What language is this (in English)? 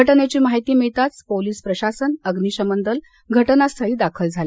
Marathi